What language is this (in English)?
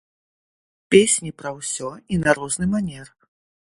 Belarusian